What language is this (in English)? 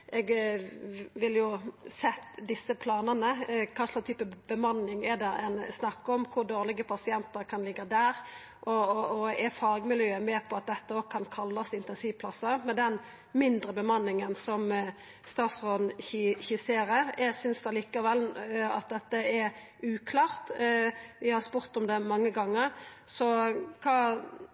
Norwegian Nynorsk